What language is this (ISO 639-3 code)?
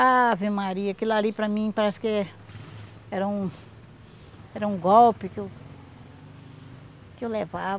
por